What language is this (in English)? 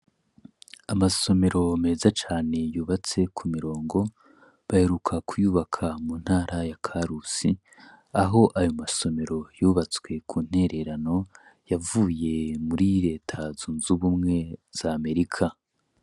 Rundi